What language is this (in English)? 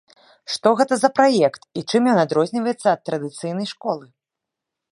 Belarusian